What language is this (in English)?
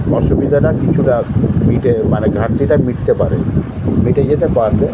Bangla